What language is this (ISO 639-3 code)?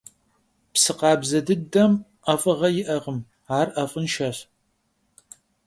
kbd